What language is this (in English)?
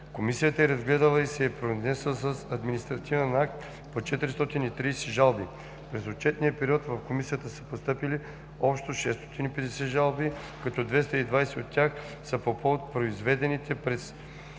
Bulgarian